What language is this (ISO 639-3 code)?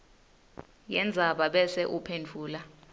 ssw